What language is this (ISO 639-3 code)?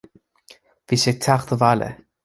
gle